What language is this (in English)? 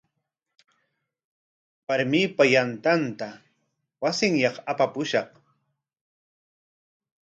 Corongo Ancash Quechua